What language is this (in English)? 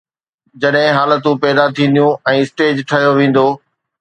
Sindhi